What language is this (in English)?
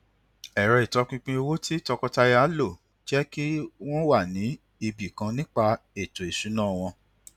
Yoruba